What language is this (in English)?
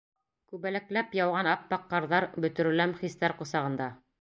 Bashkir